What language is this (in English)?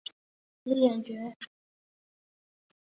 Chinese